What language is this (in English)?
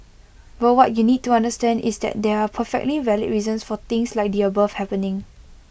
English